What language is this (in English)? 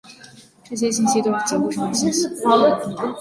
Chinese